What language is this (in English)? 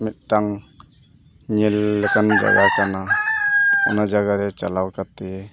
Santali